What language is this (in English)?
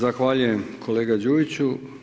Croatian